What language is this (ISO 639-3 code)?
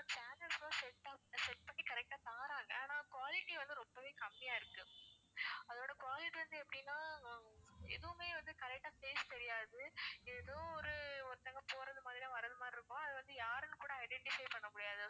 tam